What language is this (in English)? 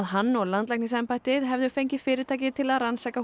Icelandic